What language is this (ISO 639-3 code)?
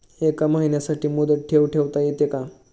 mar